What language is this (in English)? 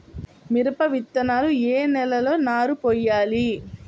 Telugu